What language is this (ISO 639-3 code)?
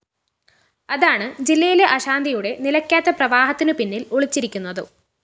mal